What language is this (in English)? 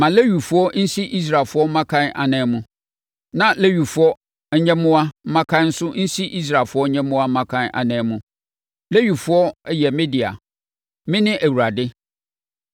Akan